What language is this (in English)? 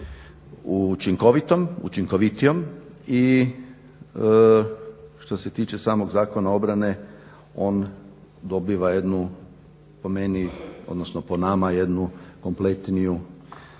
Croatian